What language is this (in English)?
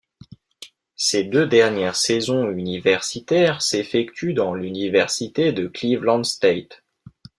French